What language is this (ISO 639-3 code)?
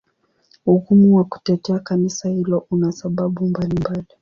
swa